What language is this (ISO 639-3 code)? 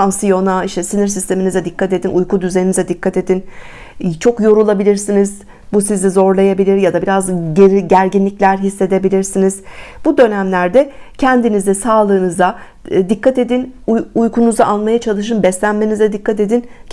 tur